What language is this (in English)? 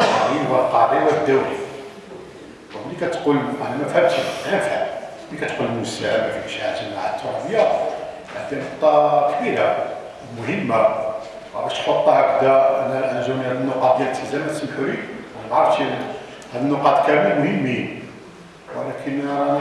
Arabic